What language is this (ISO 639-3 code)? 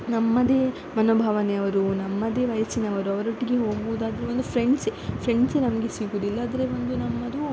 kan